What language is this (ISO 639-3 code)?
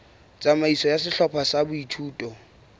sot